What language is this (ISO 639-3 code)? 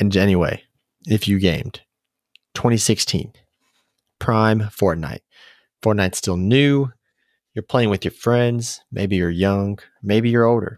eng